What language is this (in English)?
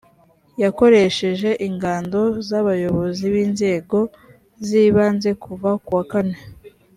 Kinyarwanda